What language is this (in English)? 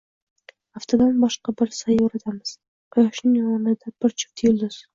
Uzbek